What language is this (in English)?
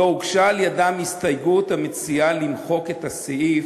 Hebrew